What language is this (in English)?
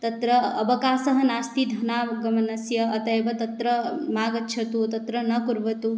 Sanskrit